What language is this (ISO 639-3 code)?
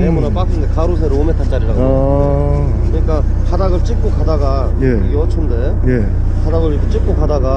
kor